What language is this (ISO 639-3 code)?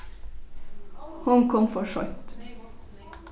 fao